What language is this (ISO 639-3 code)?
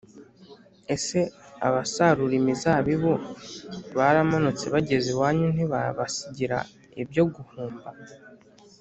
kin